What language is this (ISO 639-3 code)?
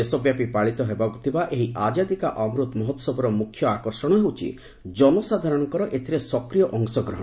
ori